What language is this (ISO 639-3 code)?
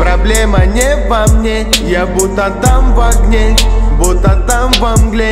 rus